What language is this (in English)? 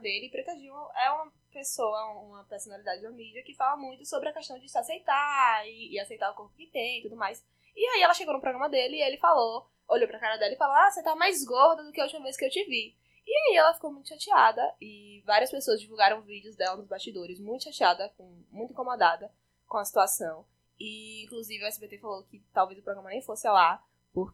Portuguese